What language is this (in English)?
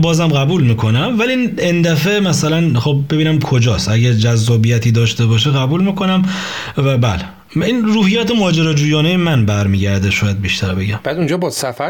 Persian